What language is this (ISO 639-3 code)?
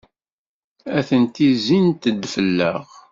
kab